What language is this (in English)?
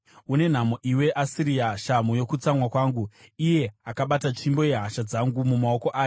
Shona